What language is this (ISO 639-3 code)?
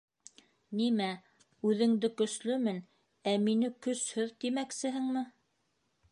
bak